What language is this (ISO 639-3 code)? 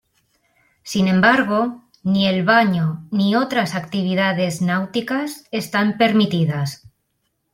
spa